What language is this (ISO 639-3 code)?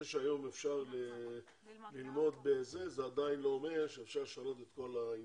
heb